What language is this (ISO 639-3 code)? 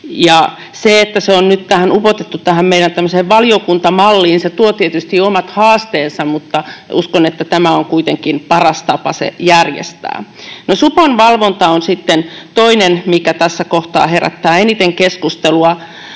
fin